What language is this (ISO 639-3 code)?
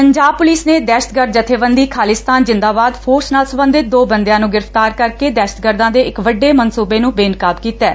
pan